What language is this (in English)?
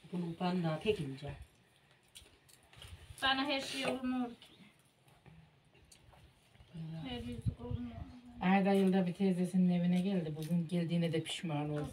Turkish